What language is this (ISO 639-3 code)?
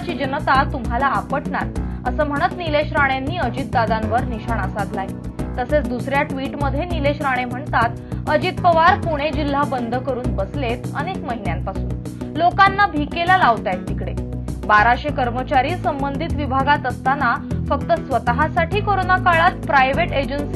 ron